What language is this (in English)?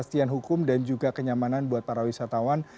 Indonesian